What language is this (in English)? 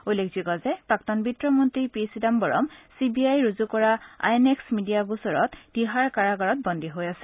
Assamese